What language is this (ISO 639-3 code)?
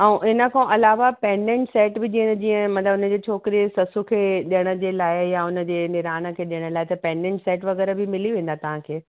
snd